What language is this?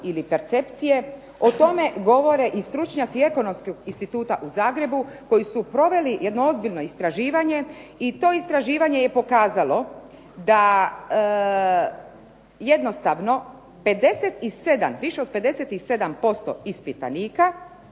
Croatian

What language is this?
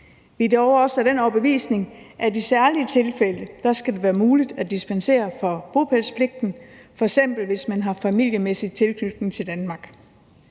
Danish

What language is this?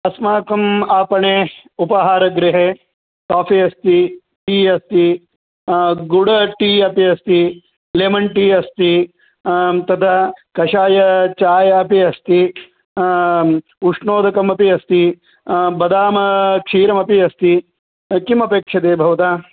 Sanskrit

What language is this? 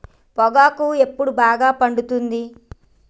Telugu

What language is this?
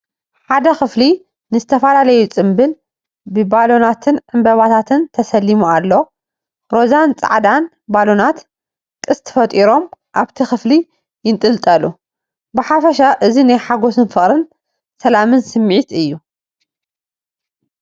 Tigrinya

